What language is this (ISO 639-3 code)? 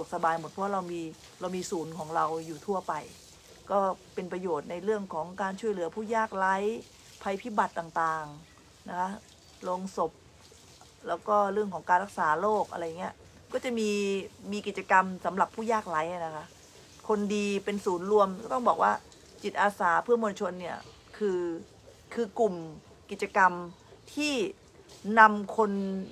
tha